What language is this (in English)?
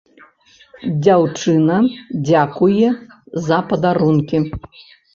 Belarusian